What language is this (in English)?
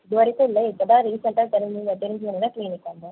Tamil